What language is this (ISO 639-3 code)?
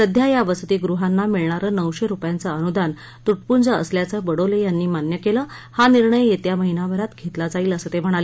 mar